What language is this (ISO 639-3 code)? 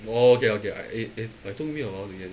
eng